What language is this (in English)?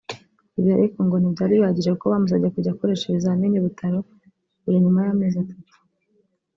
Kinyarwanda